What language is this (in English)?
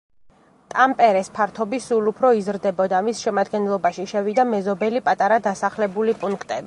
Georgian